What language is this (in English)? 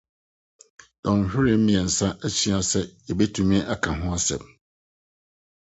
Akan